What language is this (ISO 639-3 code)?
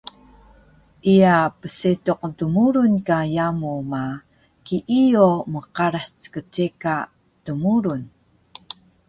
trv